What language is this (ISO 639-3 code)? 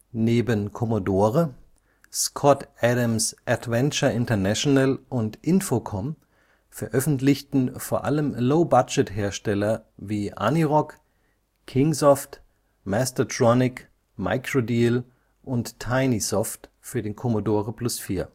deu